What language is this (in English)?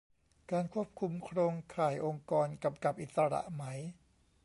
Thai